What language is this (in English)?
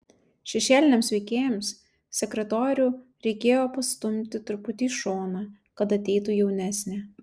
Lithuanian